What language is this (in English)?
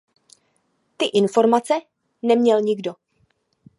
Czech